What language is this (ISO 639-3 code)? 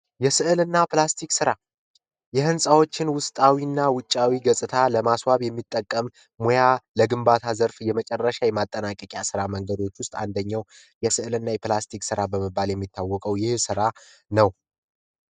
amh